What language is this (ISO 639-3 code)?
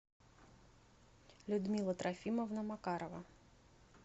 rus